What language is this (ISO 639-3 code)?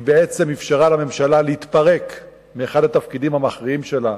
heb